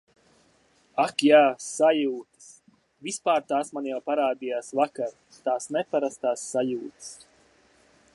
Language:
Latvian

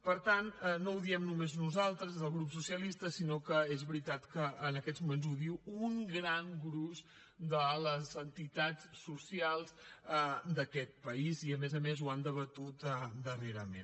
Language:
Catalan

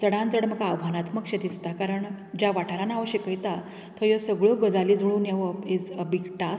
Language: Konkani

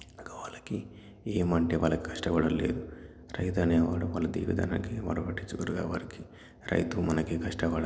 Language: Telugu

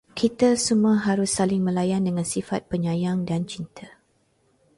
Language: Malay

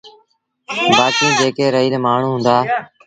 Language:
Sindhi Bhil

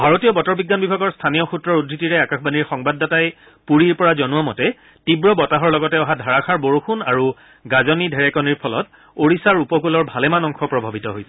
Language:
Assamese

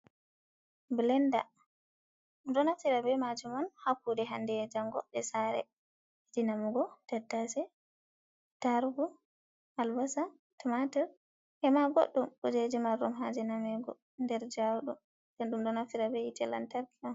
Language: Fula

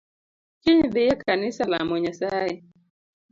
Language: Luo (Kenya and Tanzania)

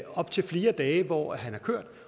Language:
Danish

